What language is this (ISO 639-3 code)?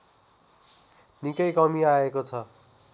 nep